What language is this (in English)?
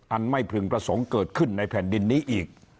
Thai